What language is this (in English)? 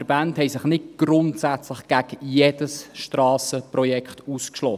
Swiss German